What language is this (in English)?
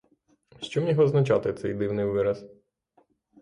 Ukrainian